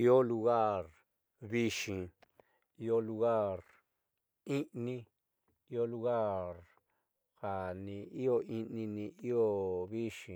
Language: Southeastern Nochixtlán Mixtec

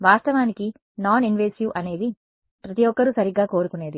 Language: Telugu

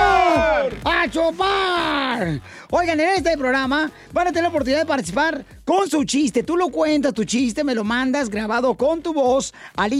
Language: Spanish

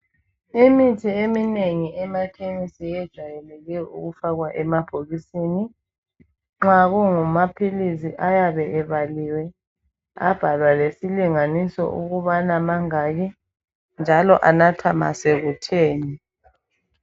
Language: North Ndebele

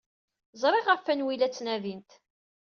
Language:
Kabyle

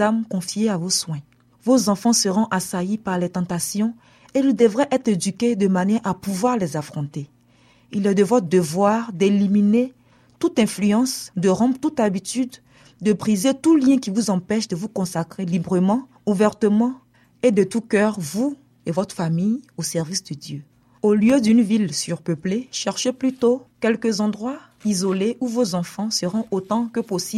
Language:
French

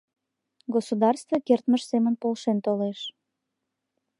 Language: Mari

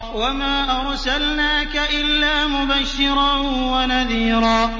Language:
Arabic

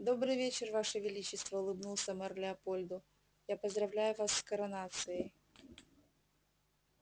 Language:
Russian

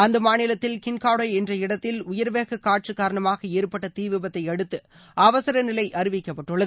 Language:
Tamil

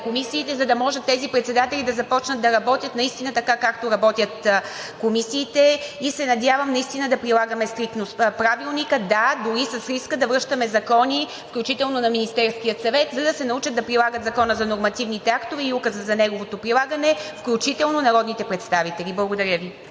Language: Bulgarian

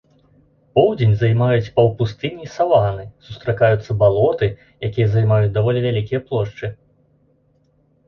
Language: Belarusian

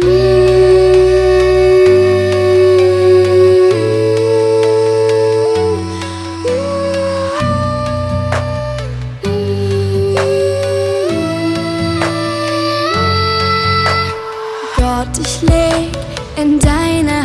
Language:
German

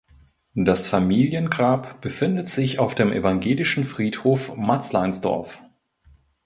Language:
German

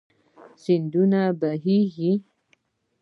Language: Pashto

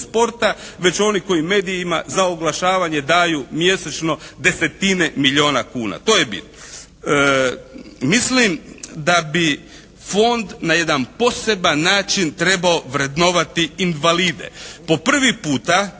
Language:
Croatian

